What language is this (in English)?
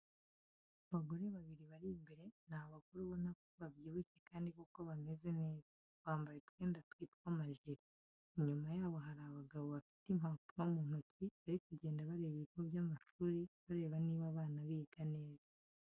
Kinyarwanda